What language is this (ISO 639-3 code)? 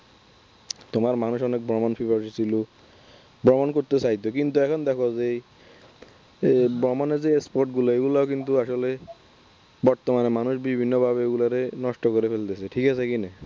ben